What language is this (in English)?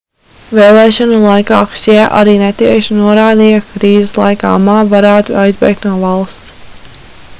Latvian